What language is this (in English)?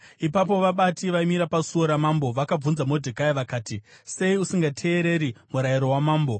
Shona